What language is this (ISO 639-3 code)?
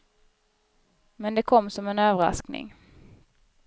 swe